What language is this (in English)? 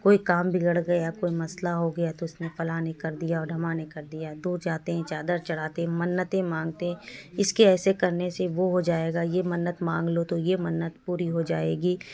Urdu